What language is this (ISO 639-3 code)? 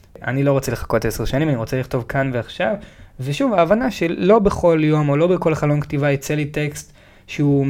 heb